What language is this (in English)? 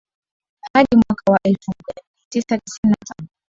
Swahili